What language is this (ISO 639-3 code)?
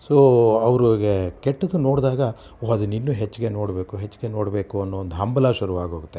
kan